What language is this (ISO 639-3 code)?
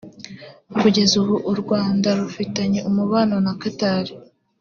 kin